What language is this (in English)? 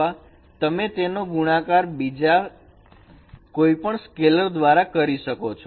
Gujarati